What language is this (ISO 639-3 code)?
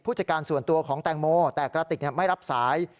tha